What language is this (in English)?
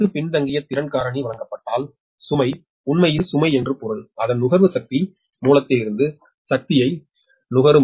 Tamil